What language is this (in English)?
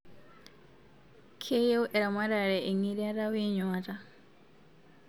Masai